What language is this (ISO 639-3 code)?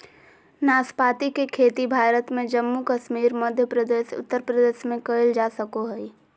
mag